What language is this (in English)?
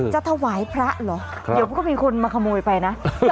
Thai